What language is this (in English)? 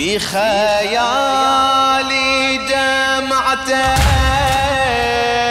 Arabic